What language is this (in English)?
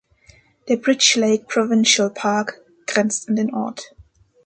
German